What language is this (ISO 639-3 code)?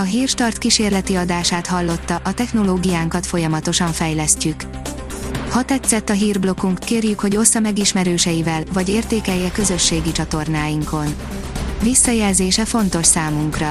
hun